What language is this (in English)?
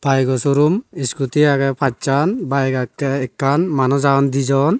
Chakma